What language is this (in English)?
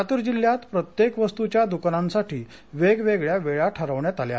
Marathi